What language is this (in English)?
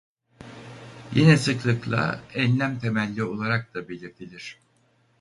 Turkish